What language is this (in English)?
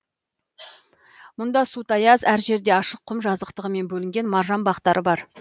Kazakh